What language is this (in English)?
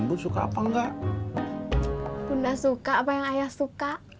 Indonesian